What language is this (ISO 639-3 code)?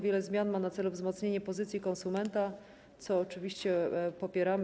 pol